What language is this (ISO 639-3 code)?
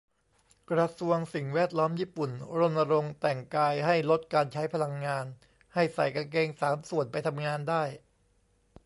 tha